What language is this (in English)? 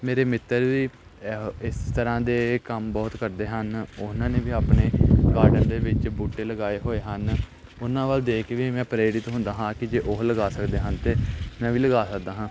Punjabi